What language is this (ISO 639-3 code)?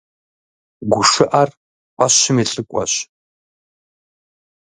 kbd